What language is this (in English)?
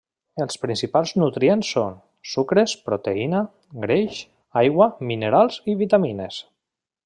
Catalan